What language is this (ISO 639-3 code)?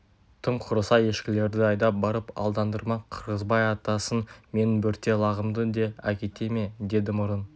kaz